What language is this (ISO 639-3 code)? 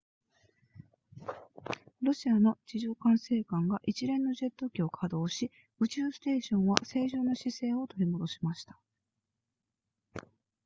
jpn